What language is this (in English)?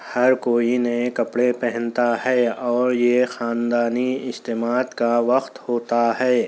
Urdu